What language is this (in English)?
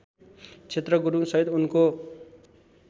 Nepali